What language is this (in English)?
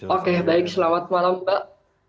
Indonesian